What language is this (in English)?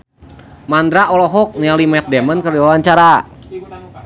Sundanese